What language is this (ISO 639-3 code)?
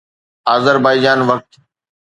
snd